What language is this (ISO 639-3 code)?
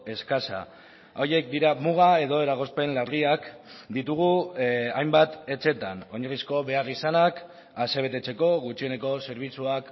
eus